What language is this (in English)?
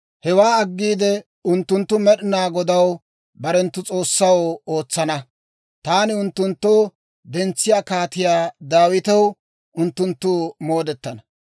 Dawro